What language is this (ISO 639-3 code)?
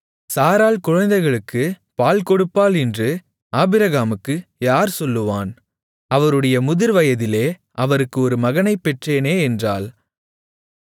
tam